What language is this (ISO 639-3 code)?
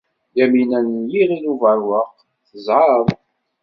kab